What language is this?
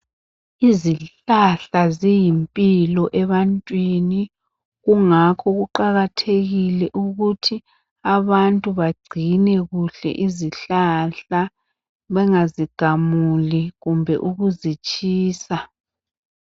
North Ndebele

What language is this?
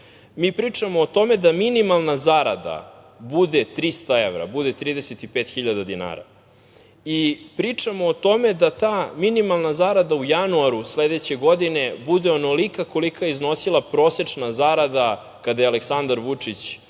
Serbian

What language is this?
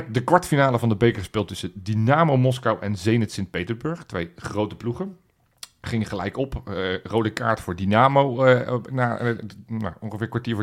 Dutch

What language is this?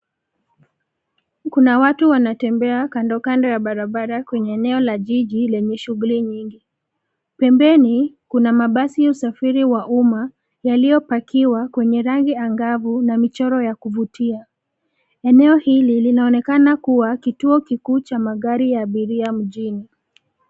Swahili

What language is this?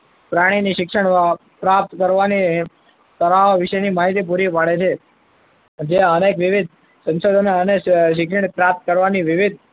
Gujarati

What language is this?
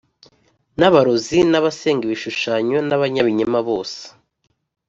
Kinyarwanda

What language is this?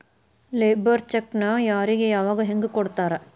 Kannada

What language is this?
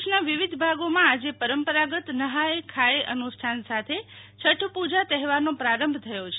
Gujarati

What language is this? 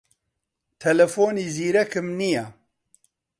Central Kurdish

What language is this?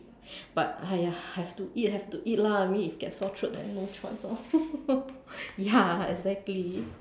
English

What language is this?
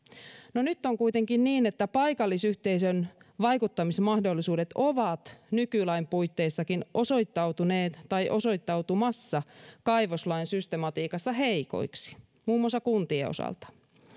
Finnish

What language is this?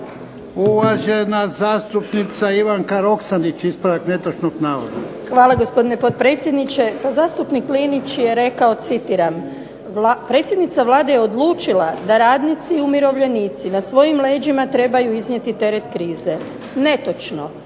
Croatian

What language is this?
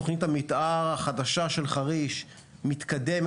Hebrew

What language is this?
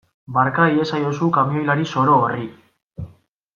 Basque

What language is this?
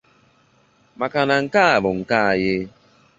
Igbo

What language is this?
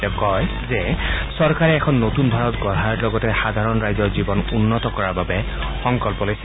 Assamese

